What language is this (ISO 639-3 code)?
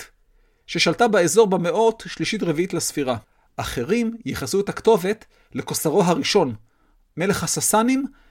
heb